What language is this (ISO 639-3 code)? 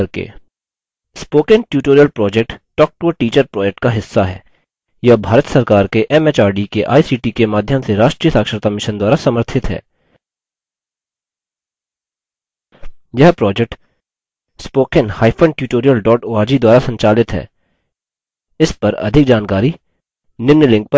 hin